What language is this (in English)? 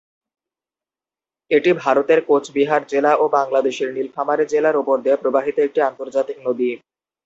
Bangla